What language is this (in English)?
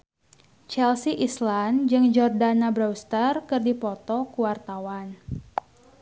Sundanese